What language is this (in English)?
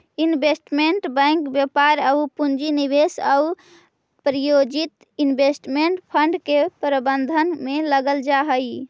Magahi